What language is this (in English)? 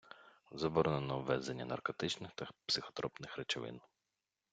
Ukrainian